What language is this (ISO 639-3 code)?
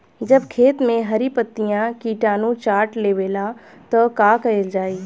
bho